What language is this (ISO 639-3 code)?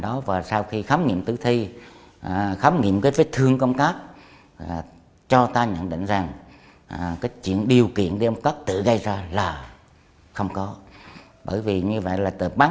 vie